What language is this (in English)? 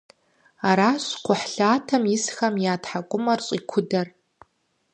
Kabardian